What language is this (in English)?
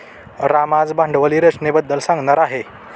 Marathi